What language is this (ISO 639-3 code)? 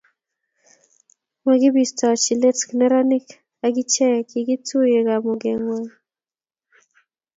kln